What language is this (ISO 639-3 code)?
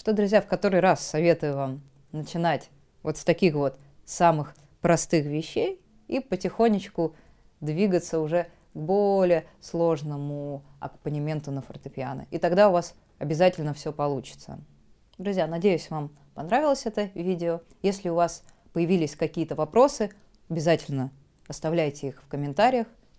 rus